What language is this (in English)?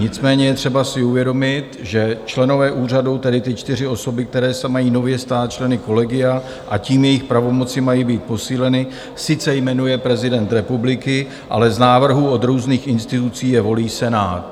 Czech